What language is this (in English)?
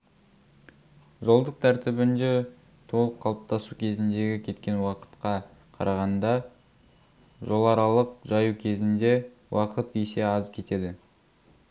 Kazakh